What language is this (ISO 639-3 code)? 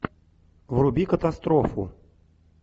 rus